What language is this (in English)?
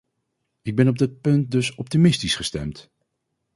Dutch